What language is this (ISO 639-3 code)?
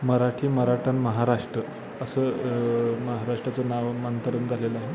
mar